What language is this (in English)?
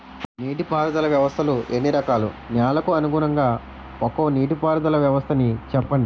Telugu